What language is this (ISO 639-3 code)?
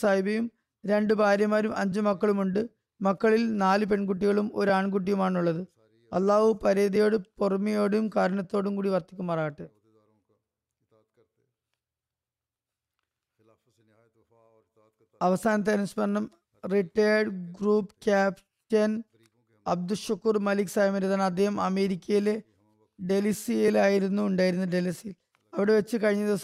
mal